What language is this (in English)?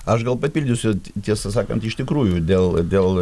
Lithuanian